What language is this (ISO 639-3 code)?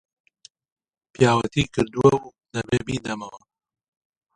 ckb